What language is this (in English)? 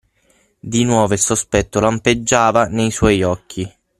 Italian